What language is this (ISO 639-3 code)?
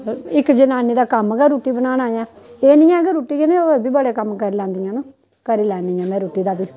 doi